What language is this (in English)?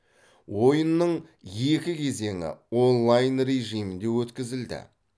Kazakh